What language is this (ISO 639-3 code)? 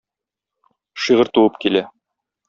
tat